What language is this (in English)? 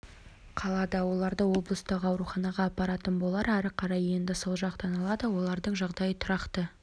Kazakh